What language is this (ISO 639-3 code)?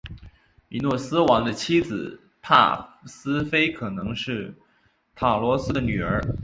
zho